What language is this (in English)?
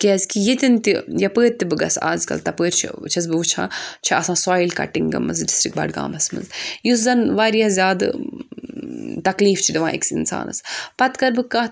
Kashmiri